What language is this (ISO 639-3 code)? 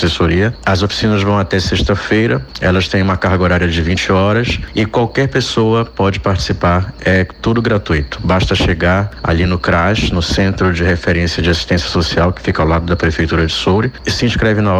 por